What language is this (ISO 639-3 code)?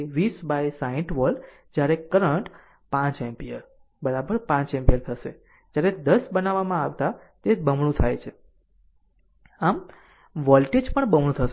guj